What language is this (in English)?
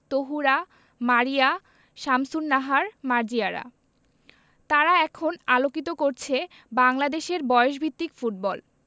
Bangla